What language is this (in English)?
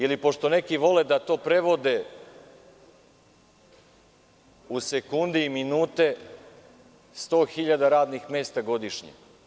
Serbian